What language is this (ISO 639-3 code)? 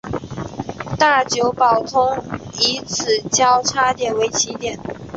zho